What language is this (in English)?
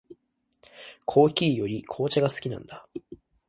Japanese